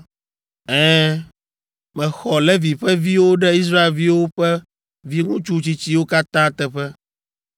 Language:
Ewe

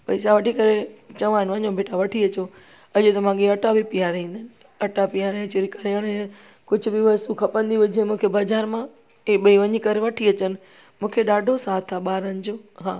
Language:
Sindhi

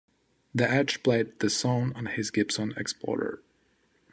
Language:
English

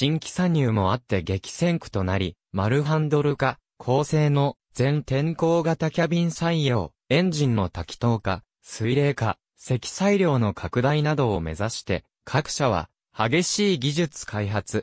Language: Japanese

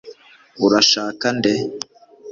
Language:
Kinyarwanda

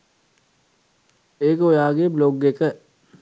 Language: Sinhala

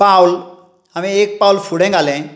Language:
Konkani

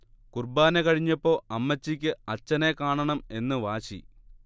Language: Malayalam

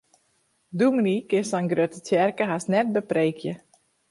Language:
Western Frisian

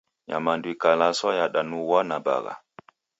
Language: Taita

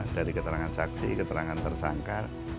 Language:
Indonesian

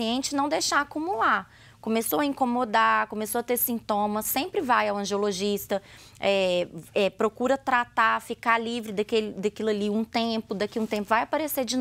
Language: Portuguese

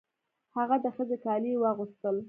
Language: Pashto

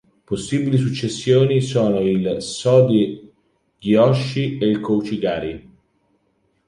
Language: Italian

